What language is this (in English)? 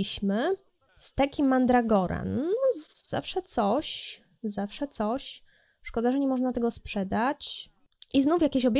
Polish